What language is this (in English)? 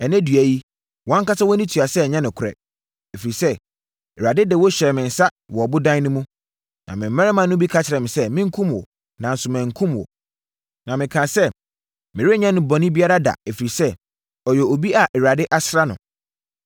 Akan